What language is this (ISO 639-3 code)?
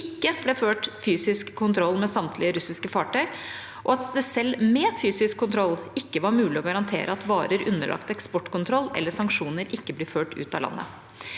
nor